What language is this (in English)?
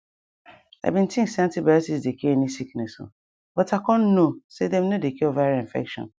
Nigerian Pidgin